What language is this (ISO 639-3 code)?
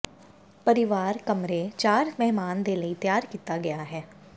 pan